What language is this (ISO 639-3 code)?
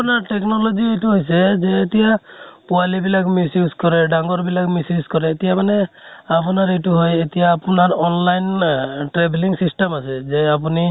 asm